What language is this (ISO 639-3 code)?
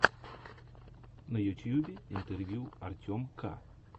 rus